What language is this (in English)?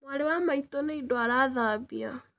Kikuyu